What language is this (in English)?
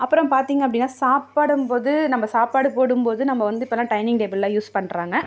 Tamil